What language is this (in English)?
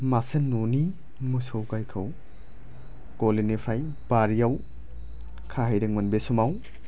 Bodo